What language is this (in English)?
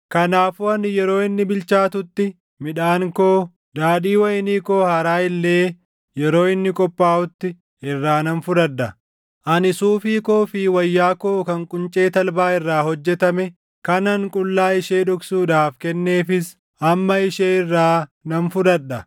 Oromo